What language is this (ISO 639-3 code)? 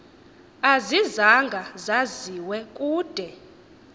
xho